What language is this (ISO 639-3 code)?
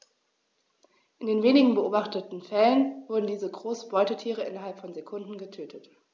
deu